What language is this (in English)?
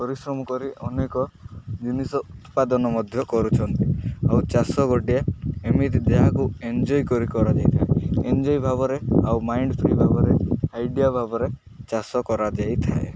Odia